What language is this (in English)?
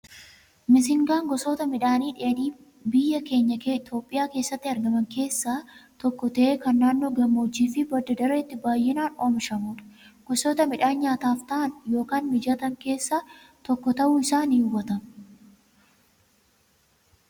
Oromo